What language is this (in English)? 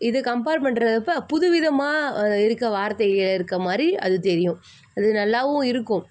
Tamil